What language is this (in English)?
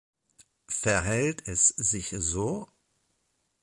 German